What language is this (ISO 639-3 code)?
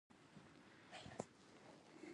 pus